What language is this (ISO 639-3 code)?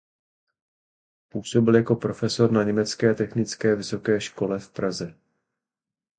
ces